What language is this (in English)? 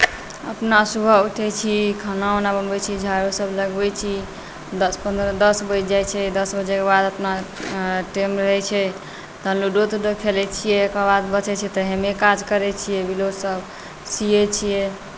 Maithili